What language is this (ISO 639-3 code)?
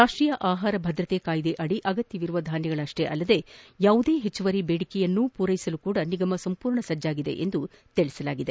kan